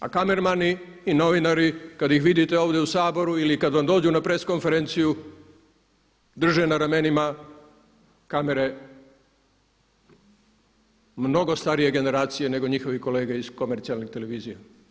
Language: Croatian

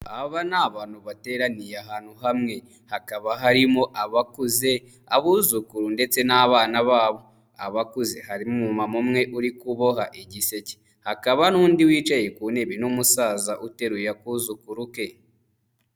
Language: Kinyarwanda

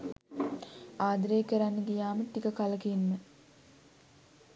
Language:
Sinhala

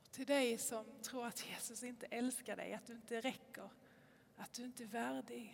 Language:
Swedish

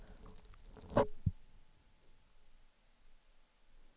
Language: Swedish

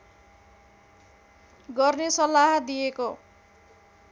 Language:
Nepali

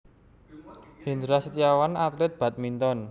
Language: Javanese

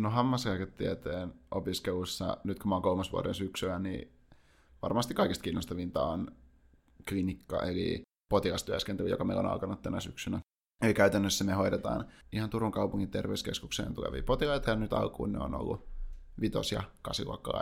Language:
Finnish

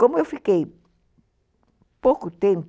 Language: Portuguese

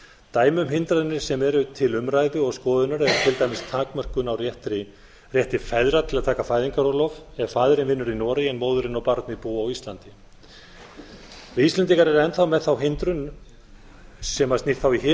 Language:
Icelandic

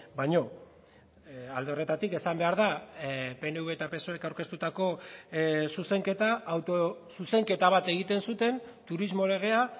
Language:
Basque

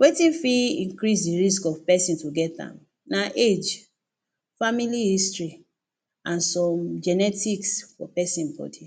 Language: Nigerian Pidgin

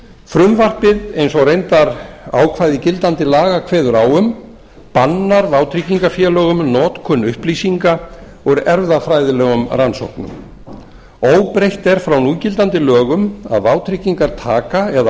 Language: Icelandic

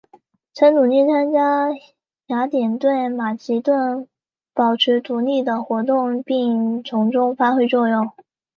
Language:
Chinese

